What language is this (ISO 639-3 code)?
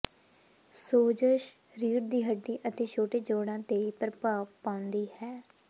pan